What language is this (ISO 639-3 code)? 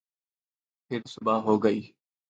urd